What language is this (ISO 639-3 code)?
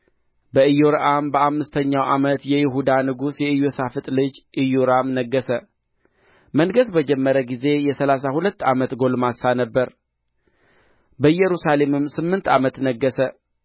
amh